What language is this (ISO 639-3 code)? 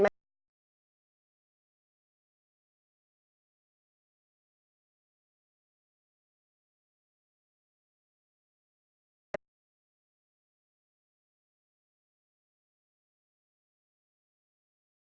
tha